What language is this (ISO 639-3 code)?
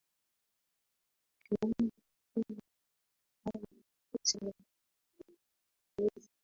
swa